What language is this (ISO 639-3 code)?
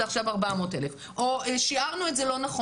heb